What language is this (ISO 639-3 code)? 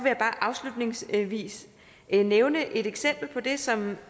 dan